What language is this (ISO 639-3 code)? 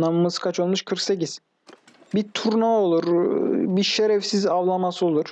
tur